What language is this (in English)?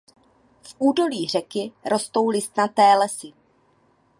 Czech